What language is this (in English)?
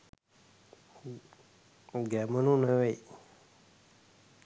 Sinhala